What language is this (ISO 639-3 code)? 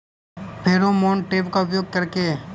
bho